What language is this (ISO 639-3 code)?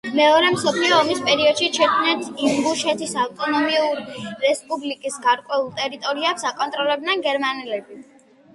kat